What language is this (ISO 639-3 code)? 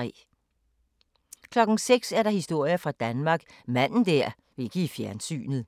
dan